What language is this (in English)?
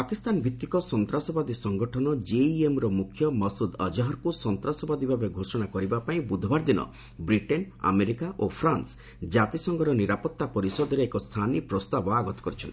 Odia